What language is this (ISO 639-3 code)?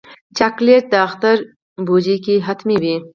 pus